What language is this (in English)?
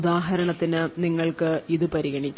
Malayalam